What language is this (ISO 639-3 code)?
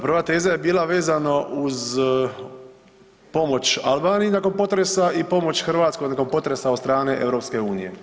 hrv